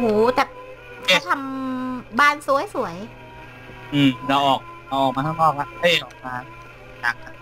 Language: Thai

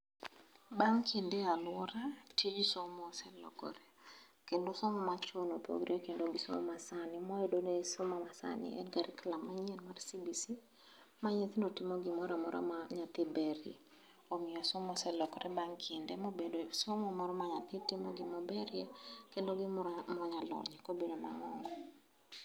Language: Luo (Kenya and Tanzania)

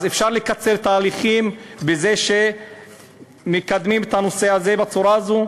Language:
Hebrew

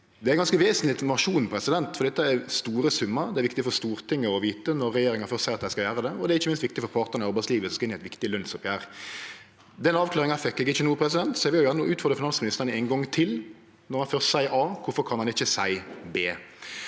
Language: Norwegian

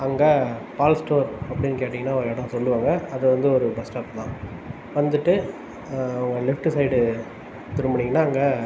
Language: Tamil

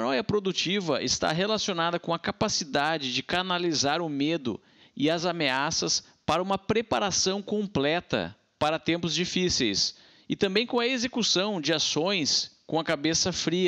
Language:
Portuguese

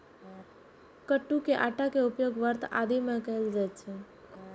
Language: Maithili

